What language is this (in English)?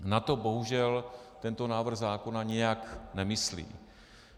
Czech